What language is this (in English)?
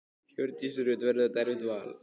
Icelandic